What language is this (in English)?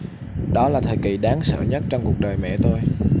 Vietnamese